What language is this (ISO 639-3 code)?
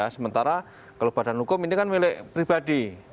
ind